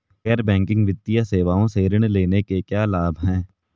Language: Hindi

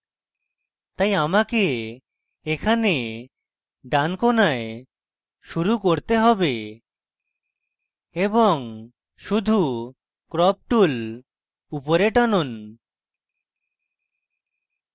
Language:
Bangla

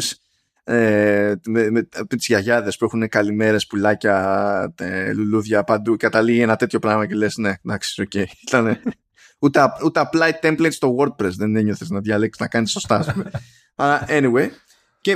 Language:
Greek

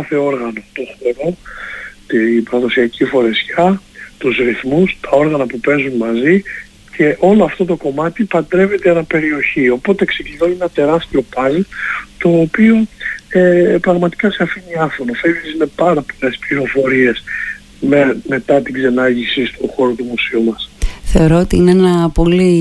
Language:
Greek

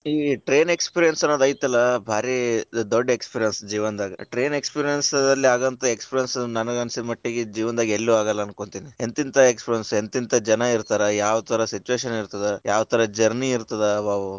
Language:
Kannada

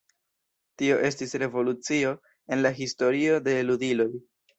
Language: Esperanto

